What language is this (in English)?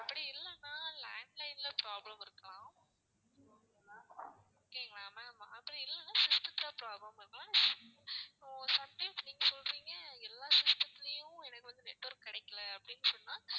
Tamil